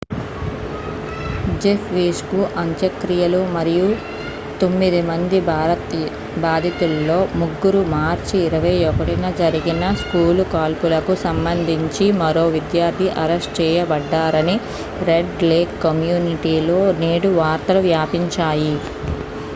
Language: Telugu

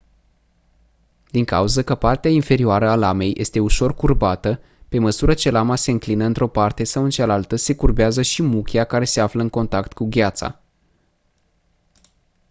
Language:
Romanian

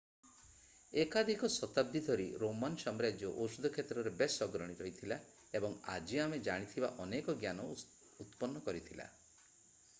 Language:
Odia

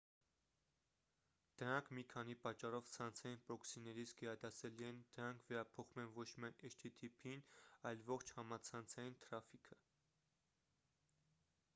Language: Armenian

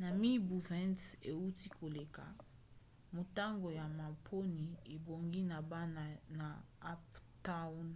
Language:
Lingala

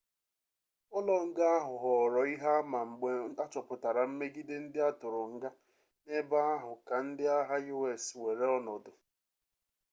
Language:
Igbo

